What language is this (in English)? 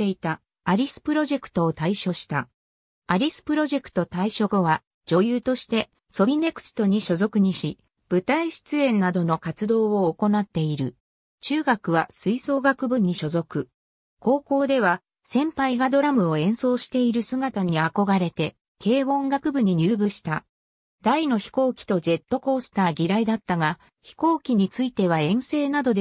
Japanese